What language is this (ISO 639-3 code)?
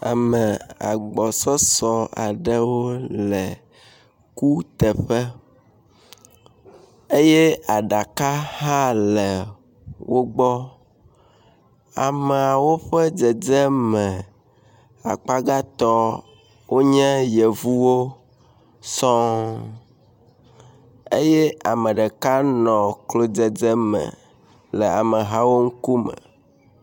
ewe